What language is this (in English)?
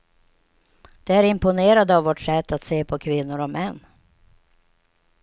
Swedish